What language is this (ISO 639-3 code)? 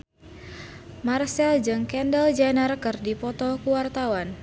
sun